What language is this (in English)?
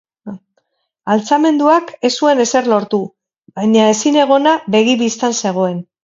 Basque